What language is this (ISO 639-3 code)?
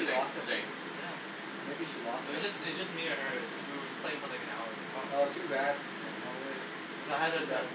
eng